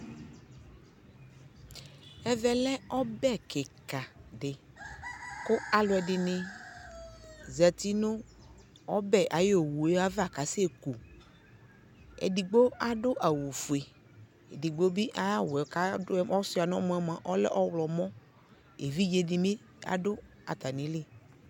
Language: Ikposo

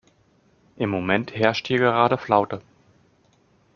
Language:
German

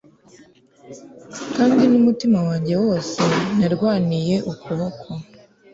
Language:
Kinyarwanda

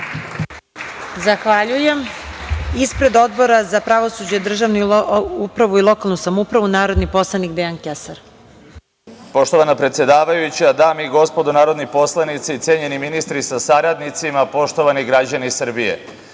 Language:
Serbian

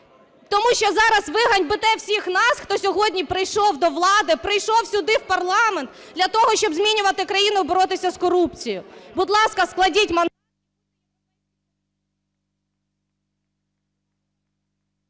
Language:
Ukrainian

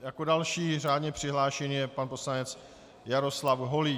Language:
Czech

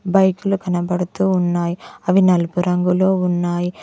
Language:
Telugu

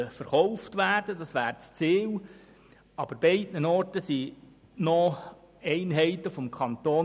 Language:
Swiss German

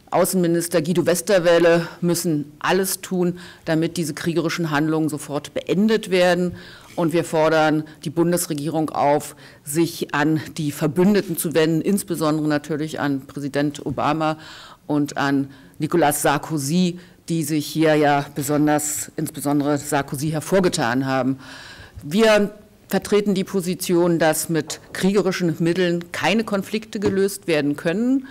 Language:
German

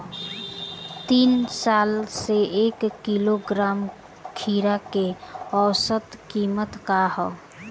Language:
Bhojpuri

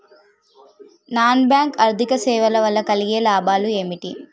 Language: Telugu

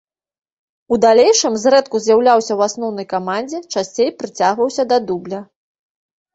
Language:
Belarusian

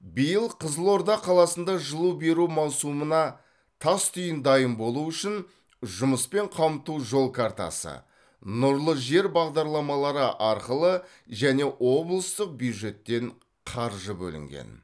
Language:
Kazakh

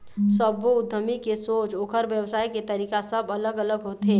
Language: Chhattisgarhi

